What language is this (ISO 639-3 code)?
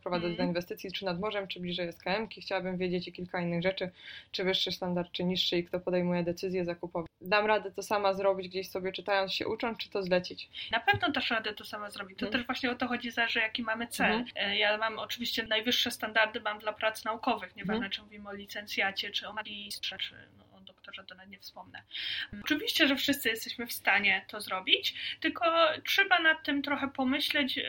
pol